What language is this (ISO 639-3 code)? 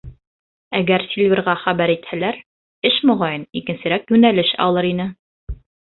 bak